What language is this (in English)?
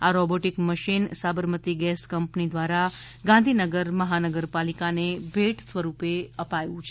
Gujarati